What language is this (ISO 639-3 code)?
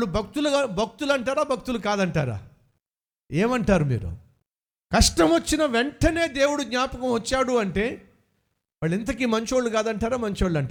tel